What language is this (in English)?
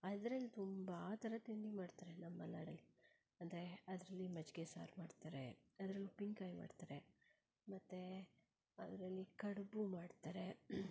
Kannada